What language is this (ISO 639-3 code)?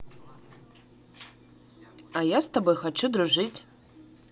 rus